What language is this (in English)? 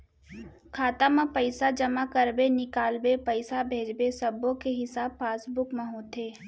Chhattisgarhi